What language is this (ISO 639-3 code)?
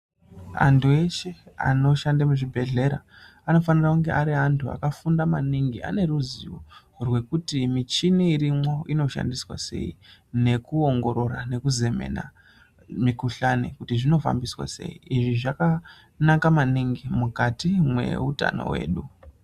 ndc